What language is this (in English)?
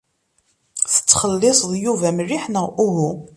Kabyle